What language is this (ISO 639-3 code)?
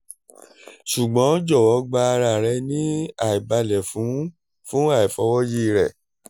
yor